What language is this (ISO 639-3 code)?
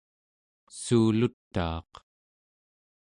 esu